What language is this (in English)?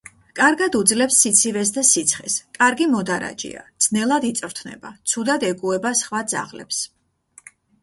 Georgian